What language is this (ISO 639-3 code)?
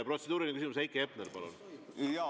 est